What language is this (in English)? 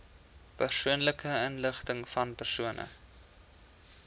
Afrikaans